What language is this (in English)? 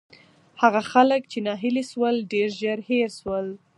Pashto